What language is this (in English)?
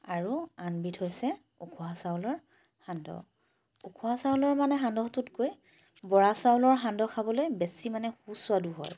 Assamese